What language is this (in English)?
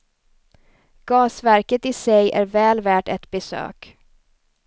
Swedish